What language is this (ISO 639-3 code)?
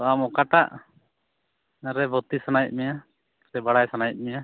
sat